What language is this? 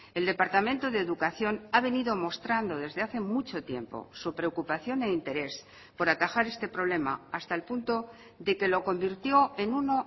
Spanish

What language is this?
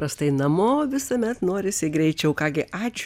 Lithuanian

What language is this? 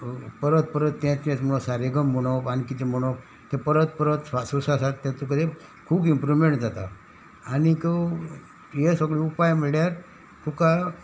Konkani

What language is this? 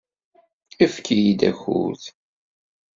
Kabyle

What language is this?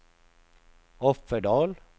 Swedish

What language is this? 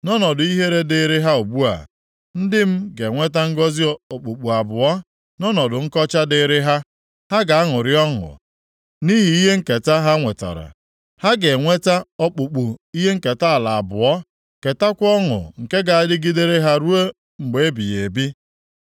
Igbo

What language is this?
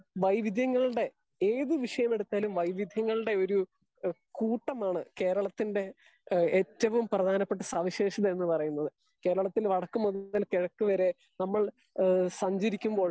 Malayalam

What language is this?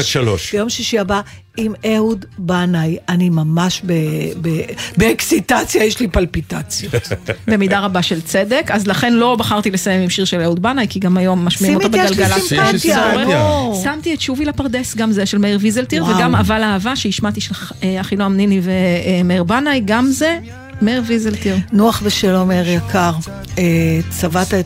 Hebrew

